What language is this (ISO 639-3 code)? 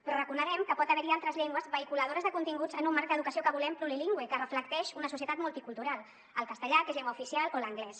cat